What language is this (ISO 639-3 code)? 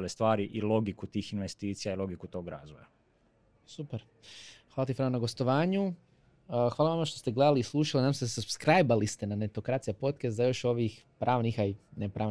hrv